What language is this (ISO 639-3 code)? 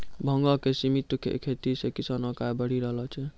mai